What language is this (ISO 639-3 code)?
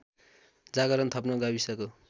nep